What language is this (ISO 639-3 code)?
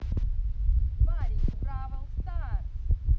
rus